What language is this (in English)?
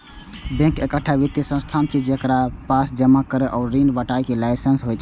Maithili